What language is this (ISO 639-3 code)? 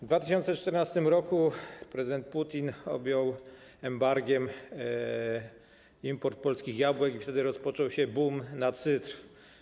pol